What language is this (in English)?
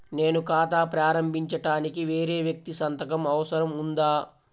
Telugu